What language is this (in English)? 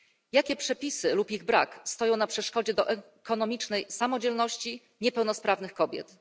Polish